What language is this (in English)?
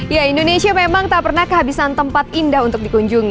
Indonesian